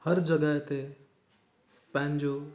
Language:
Sindhi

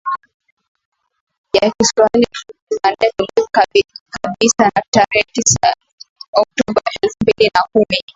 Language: Swahili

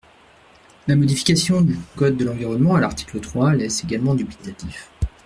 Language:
French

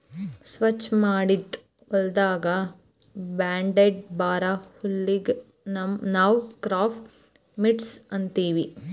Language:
Kannada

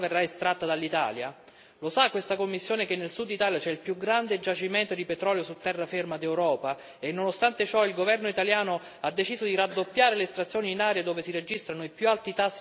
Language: Italian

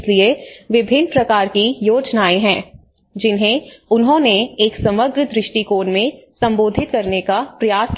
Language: Hindi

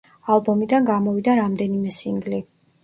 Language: Georgian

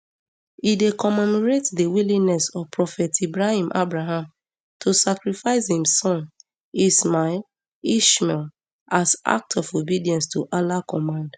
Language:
Nigerian Pidgin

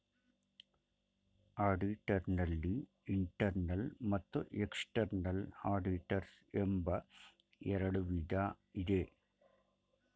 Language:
Kannada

